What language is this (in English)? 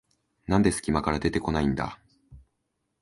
Japanese